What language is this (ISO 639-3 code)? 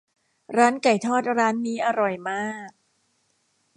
tha